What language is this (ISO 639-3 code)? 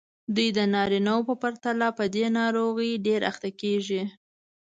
pus